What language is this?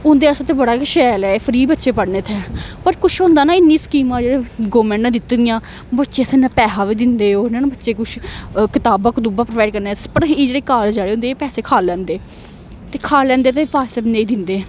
Dogri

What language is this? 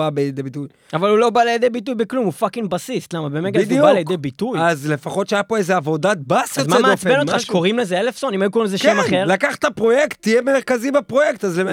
Hebrew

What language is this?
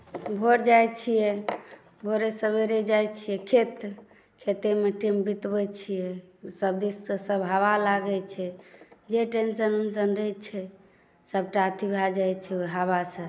Maithili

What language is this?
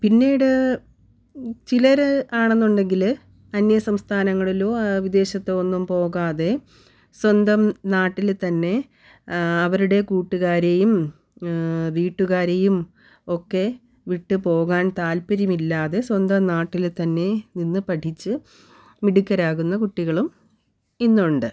Malayalam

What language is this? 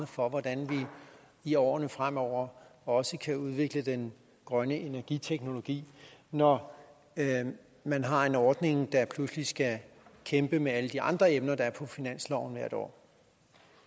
Danish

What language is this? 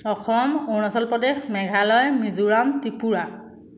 Assamese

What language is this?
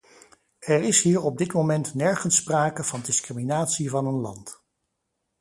Dutch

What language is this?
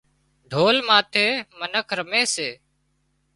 Wadiyara Koli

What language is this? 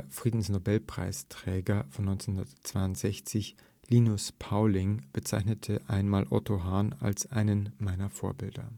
German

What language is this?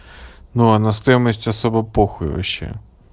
Russian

